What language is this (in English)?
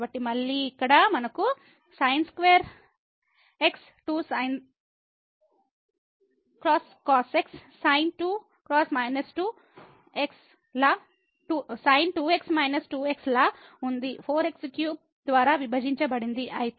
Telugu